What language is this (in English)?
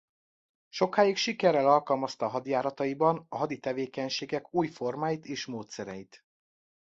Hungarian